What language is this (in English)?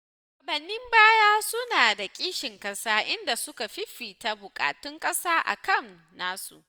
Hausa